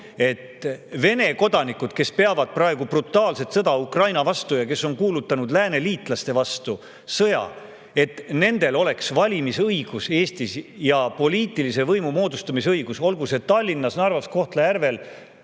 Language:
Estonian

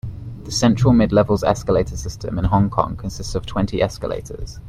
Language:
English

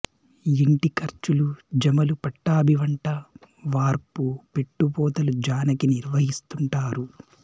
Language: Telugu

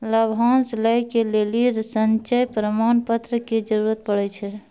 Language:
Maithili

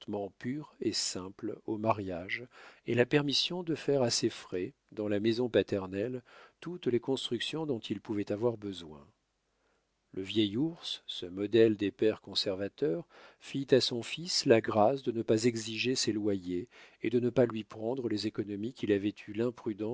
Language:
French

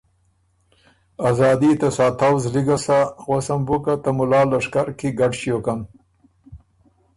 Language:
Ormuri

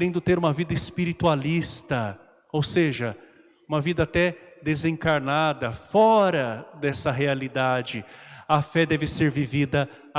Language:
Portuguese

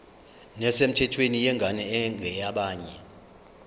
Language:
Zulu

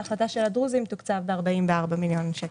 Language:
Hebrew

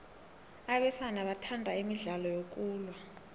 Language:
South Ndebele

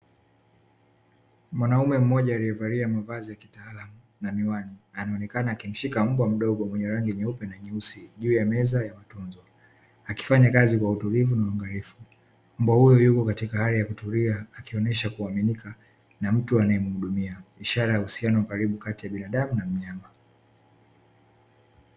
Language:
Swahili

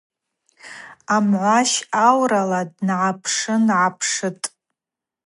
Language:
Abaza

